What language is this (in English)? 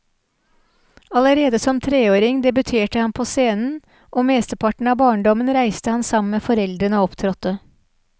Norwegian